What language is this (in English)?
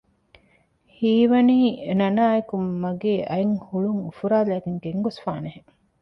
Divehi